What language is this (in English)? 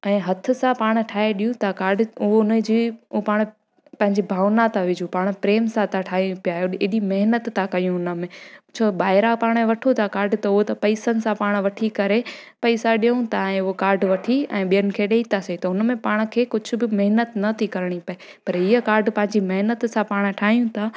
Sindhi